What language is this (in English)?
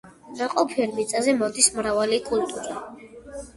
Georgian